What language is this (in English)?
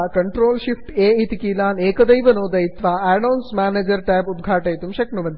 Sanskrit